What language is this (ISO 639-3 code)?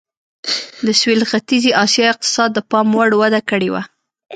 pus